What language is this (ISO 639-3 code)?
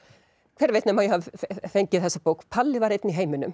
isl